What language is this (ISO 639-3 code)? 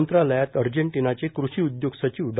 mar